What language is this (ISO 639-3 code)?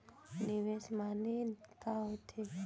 hne